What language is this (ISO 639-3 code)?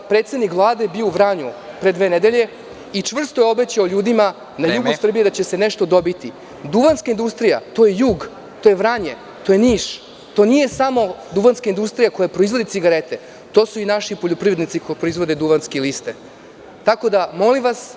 srp